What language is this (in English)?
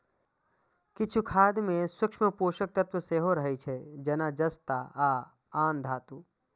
Maithili